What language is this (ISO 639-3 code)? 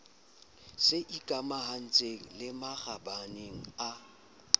sot